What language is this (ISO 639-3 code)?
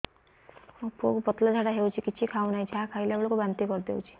ori